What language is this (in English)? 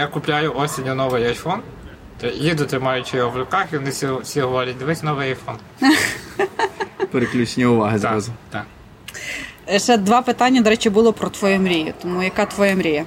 Ukrainian